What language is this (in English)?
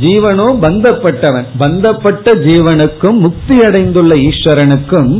Tamil